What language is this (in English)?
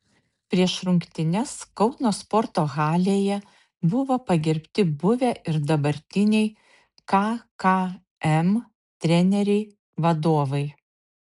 Lithuanian